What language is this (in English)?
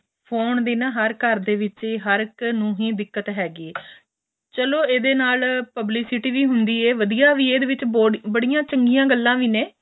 Punjabi